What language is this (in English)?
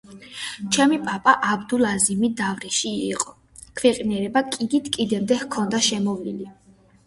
Georgian